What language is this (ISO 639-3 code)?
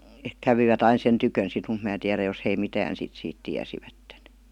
fin